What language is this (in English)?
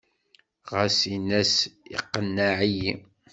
Kabyle